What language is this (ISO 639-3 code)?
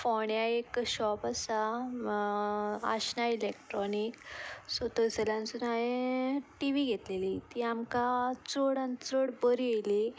kok